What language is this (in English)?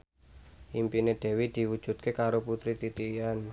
Javanese